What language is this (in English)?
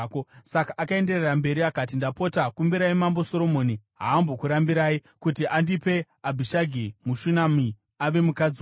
Shona